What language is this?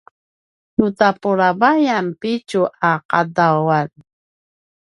Paiwan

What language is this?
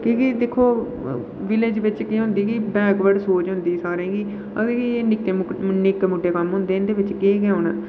Dogri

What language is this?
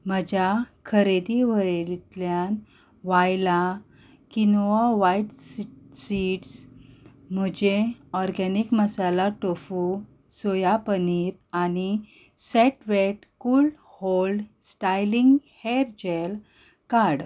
Konkani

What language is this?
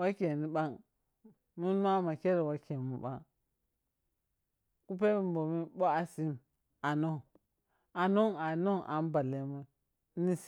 Piya-Kwonci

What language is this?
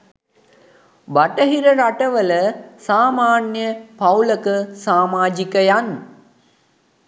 Sinhala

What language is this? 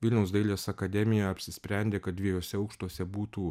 Lithuanian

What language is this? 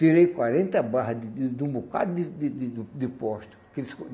Portuguese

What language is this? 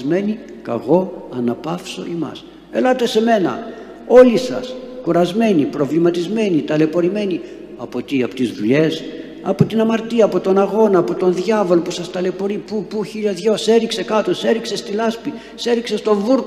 Greek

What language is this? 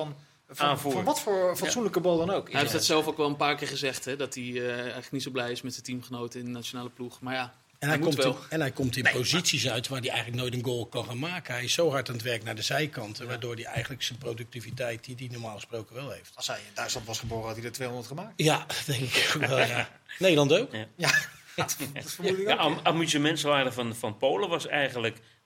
Dutch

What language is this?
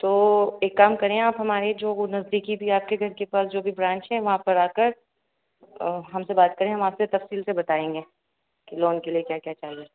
Urdu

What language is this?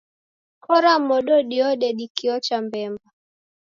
Taita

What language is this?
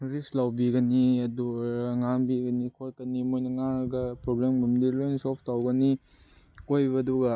Manipuri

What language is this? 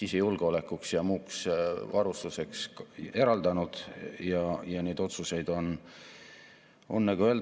Estonian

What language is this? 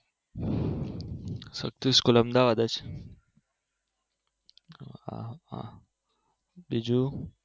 Gujarati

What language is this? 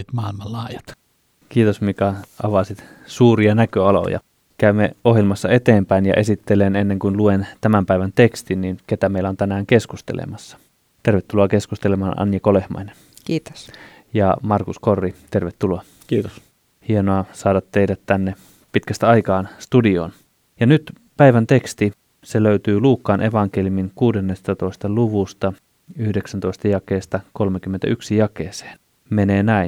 Finnish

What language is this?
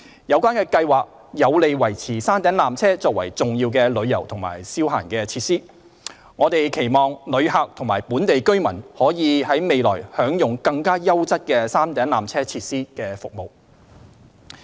Cantonese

